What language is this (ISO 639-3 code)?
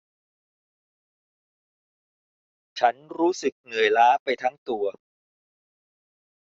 tha